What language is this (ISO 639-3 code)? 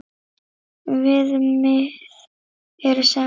isl